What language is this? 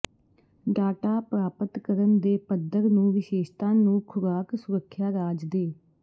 Punjabi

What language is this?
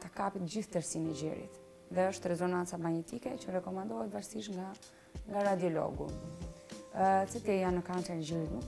Romanian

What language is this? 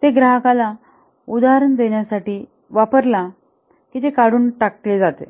Marathi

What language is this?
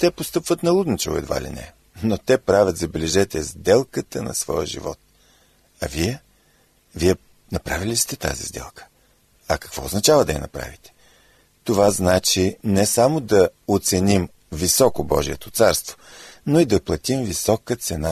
Bulgarian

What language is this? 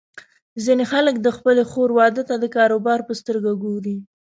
Pashto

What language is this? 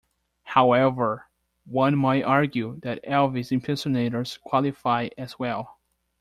English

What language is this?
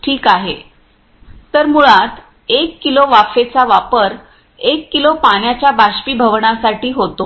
Marathi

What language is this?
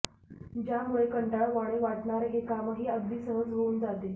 Marathi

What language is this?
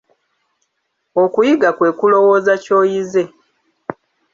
Ganda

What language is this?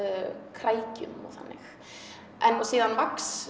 Icelandic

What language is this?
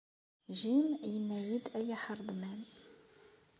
Kabyle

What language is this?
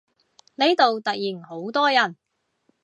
Cantonese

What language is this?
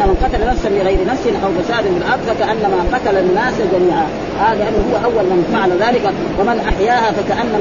Arabic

